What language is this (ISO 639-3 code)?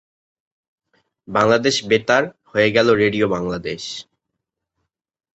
ben